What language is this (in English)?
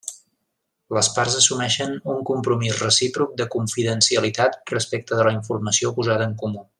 Catalan